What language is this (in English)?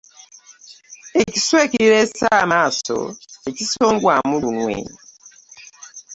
Ganda